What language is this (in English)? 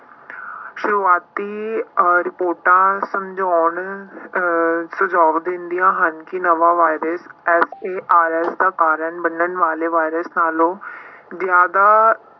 Punjabi